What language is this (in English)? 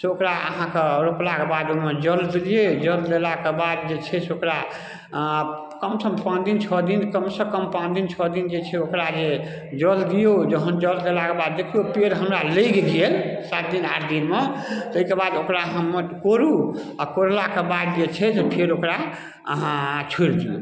Maithili